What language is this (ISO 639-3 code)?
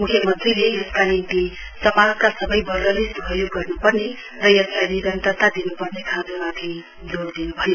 nep